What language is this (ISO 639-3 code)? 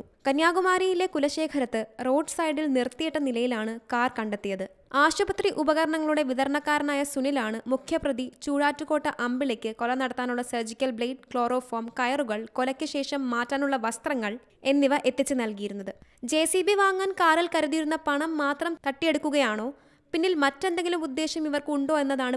mal